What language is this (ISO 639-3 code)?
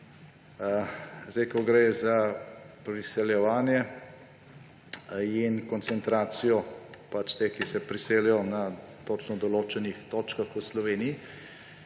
slv